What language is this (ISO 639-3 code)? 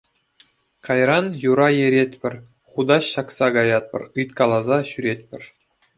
chv